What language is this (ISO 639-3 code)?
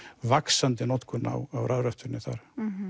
isl